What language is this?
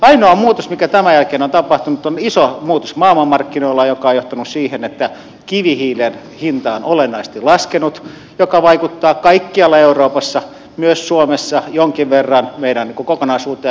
Finnish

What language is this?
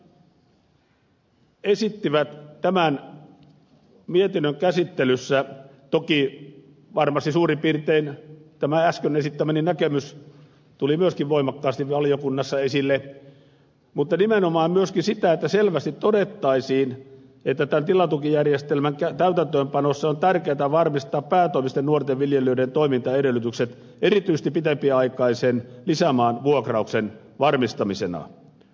Finnish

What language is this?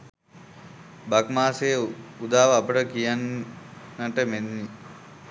Sinhala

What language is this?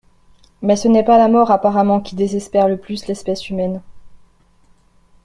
French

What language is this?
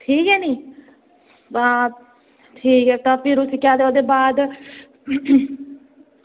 Dogri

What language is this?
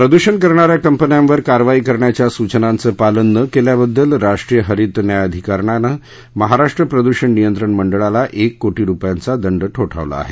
Marathi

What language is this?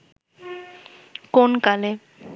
Bangla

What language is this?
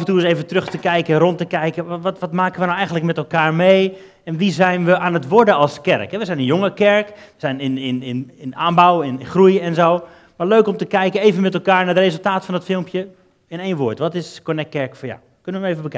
Dutch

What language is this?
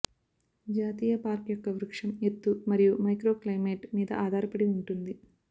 Telugu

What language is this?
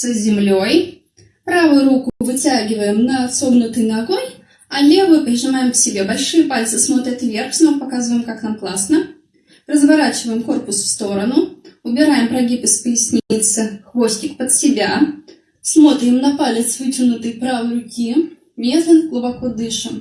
Russian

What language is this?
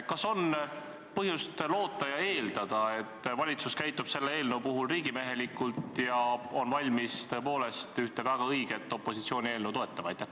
Estonian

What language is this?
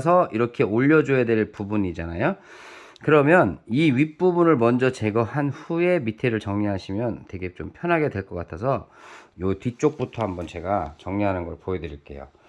Korean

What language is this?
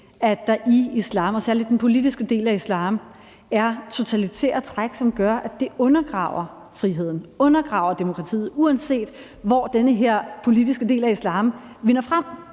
Danish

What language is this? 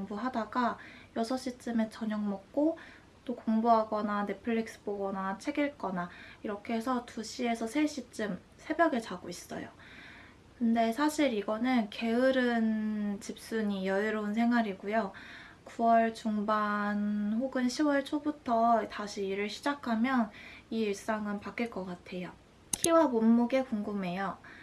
Korean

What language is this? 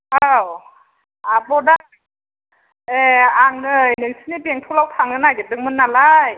Bodo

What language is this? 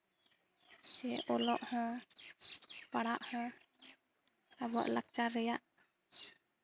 Santali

